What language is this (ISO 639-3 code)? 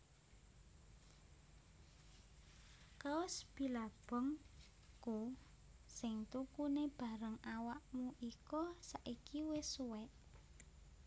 jav